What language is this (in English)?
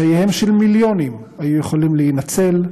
Hebrew